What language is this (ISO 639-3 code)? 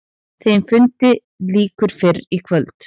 isl